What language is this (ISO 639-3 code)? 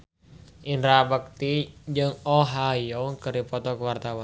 sun